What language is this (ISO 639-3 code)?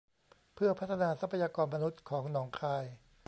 tha